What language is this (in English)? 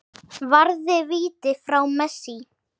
Icelandic